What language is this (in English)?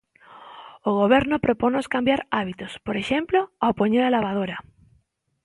Galician